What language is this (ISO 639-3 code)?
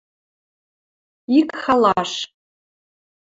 mrj